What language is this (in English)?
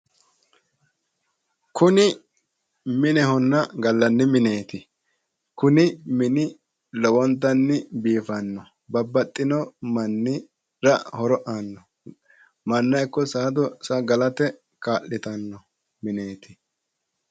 Sidamo